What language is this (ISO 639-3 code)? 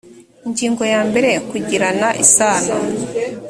kin